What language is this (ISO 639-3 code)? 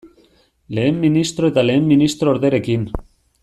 eus